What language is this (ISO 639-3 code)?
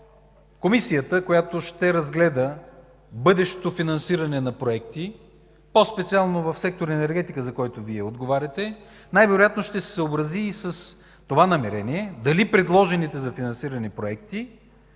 bul